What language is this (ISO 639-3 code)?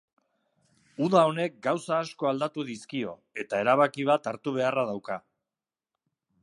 eus